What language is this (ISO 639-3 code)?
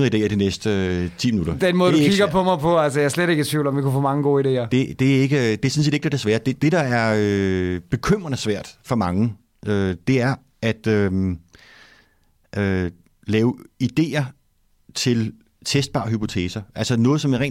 dan